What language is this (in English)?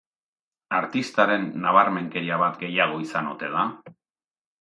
Basque